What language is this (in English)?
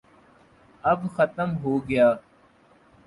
Urdu